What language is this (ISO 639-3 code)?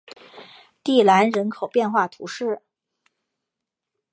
zho